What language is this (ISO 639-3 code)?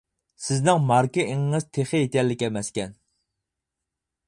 uig